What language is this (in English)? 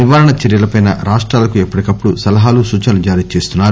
Telugu